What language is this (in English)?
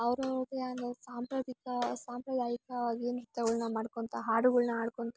Kannada